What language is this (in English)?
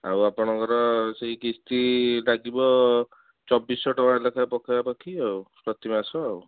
Odia